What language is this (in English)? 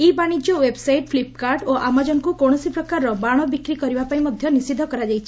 Odia